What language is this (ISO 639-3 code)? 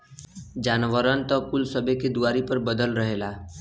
bho